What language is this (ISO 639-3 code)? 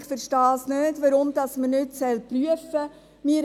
gsw